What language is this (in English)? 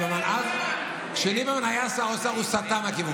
Hebrew